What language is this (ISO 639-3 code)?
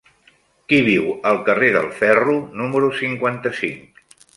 cat